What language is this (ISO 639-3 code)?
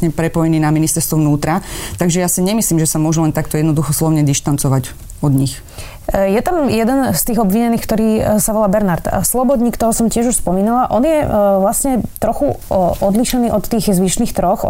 slk